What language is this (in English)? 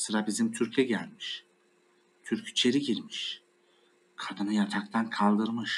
Turkish